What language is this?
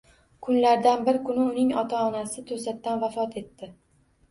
Uzbek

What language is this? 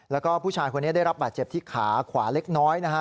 Thai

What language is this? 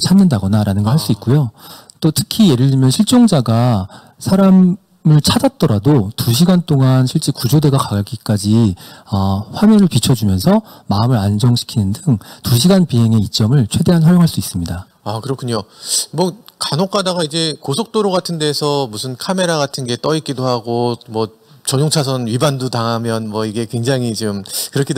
Korean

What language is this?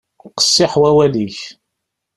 Kabyle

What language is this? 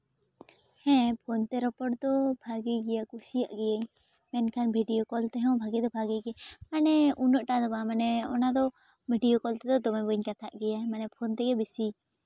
Santali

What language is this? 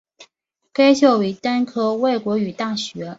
Chinese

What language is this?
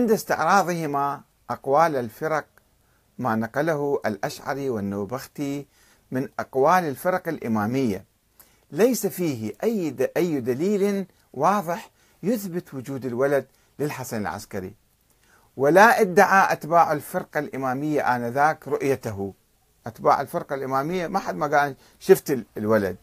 Arabic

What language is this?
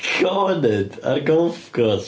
Welsh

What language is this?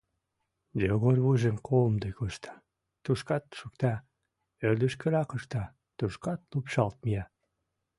Mari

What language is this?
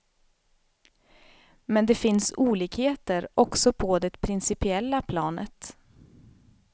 Swedish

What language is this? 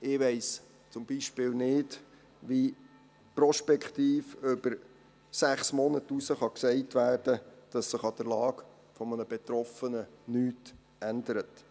Swiss German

